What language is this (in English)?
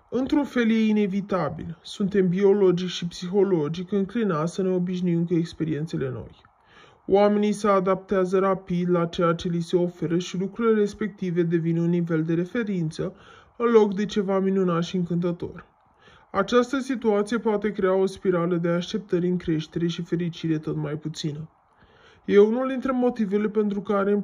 Romanian